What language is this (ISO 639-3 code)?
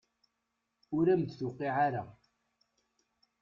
kab